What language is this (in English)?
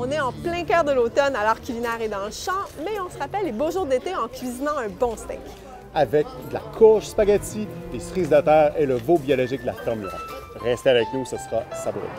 French